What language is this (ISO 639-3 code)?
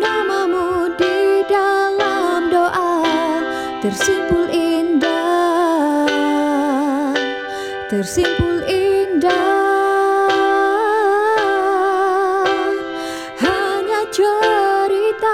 msa